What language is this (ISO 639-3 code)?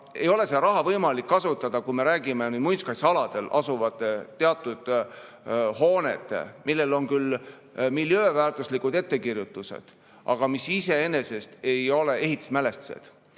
est